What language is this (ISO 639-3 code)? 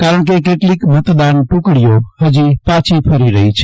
guj